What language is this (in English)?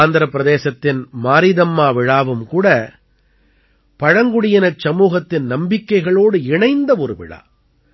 Tamil